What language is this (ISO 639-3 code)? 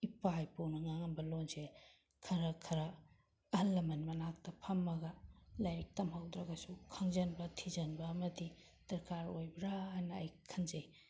mni